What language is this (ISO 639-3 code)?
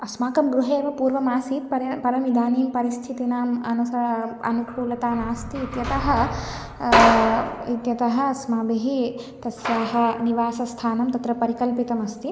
san